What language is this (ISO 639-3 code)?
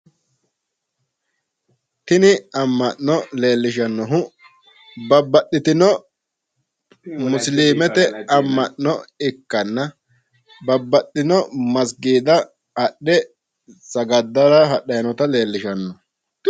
sid